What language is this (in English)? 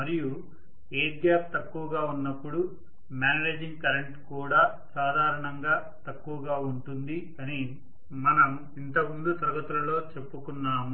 Telugu